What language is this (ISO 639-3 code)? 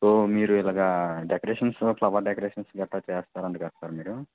tel